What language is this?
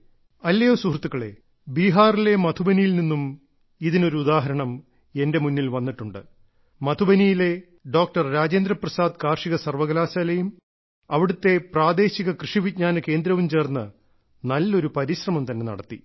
Malayalam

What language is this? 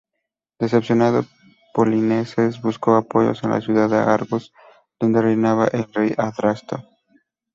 Spanish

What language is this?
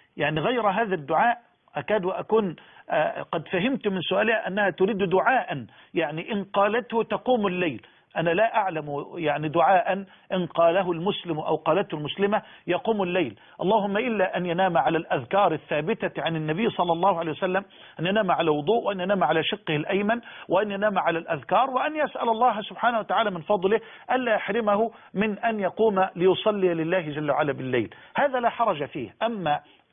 Arabic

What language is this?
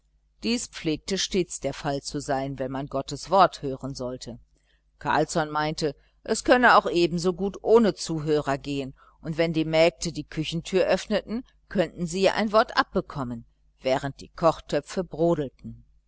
German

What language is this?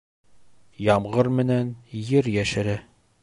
Bashkir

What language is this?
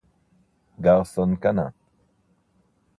Italian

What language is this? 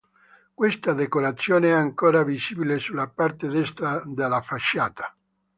Italian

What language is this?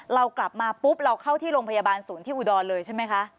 Thai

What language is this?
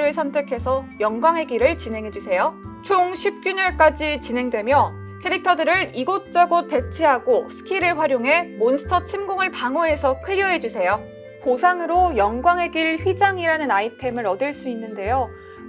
Korean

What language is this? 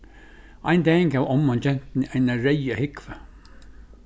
Faroese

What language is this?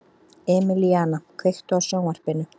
Icelandic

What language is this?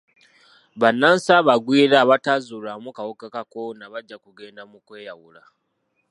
Ganda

